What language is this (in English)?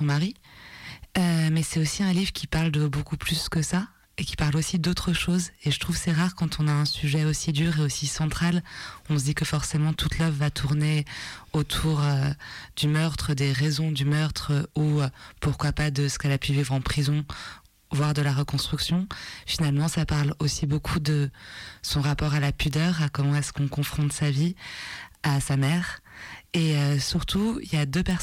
French